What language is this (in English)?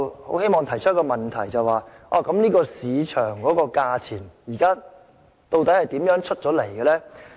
Cantonese